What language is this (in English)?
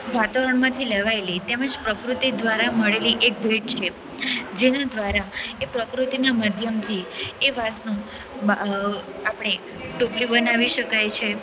Gujarati